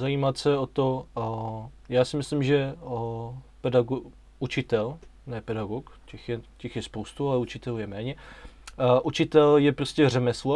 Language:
Czech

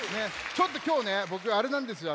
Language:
Japanese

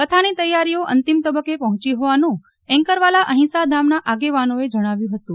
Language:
Gujarati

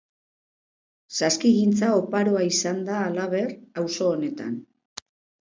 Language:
Basque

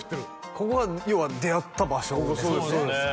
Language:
Japanese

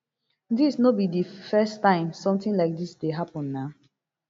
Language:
Nigerian Pidgin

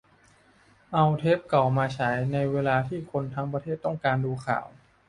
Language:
Thai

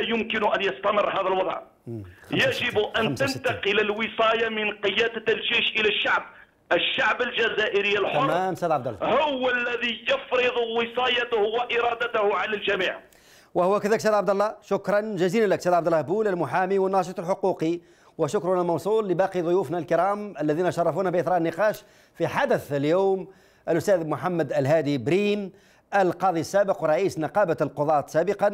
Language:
Arabic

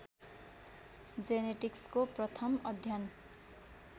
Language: Nepali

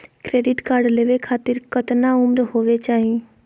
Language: Magahi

